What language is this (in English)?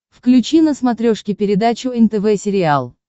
Russian